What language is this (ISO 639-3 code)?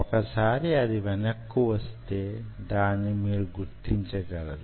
tel